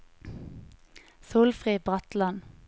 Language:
Norwegian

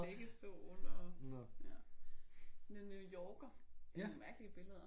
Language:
Danish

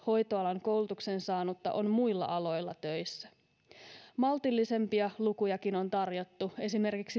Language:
Finnish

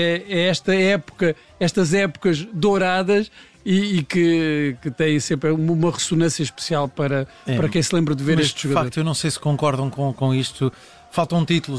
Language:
Portuguese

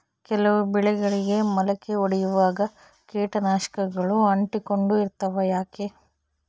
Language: Kannada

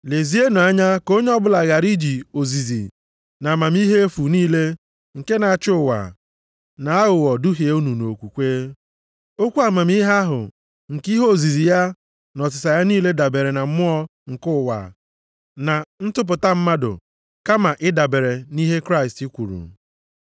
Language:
Igbo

